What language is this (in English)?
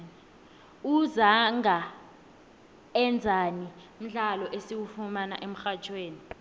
South Ndebele